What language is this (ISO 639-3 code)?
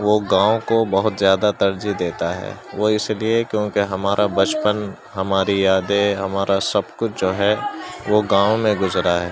urd